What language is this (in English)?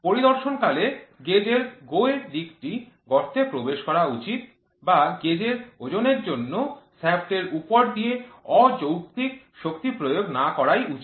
Bangla